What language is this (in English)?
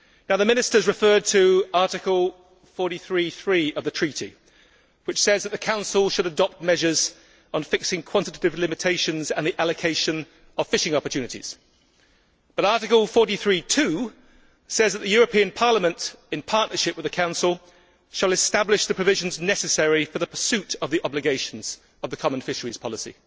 English